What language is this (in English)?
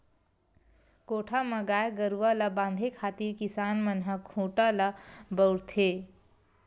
Chhattisgarhi